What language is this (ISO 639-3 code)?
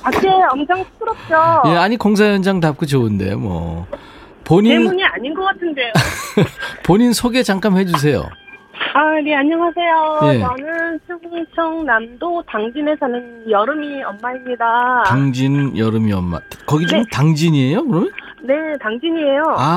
kor